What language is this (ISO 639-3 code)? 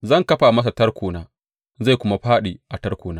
hau